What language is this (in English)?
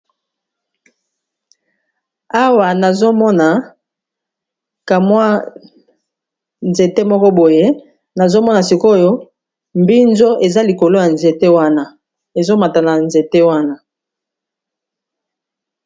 Lingala